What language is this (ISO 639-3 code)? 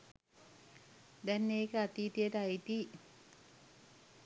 sin